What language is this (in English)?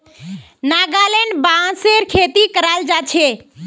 Magahi